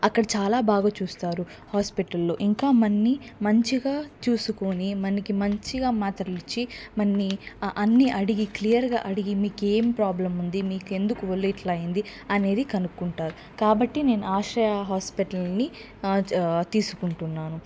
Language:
Telugu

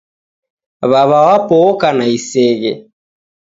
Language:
Taita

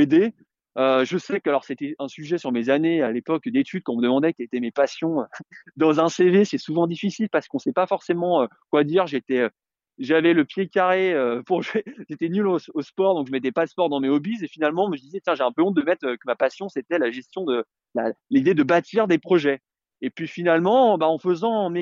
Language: French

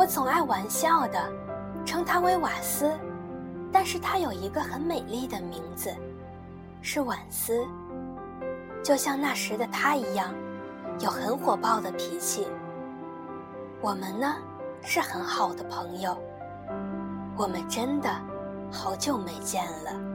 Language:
Chinese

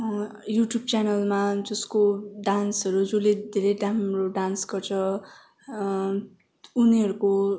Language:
Nepali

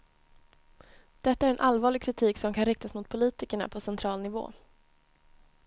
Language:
Swedish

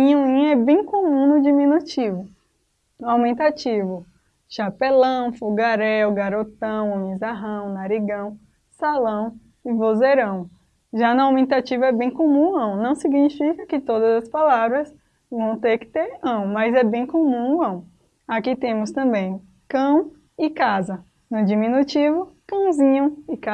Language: Portuguese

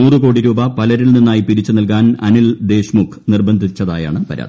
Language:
Malayalam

